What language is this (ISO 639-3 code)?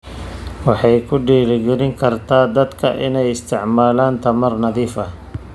som